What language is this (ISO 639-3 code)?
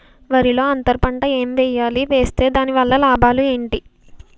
tel